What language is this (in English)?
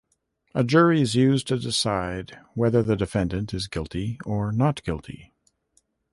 English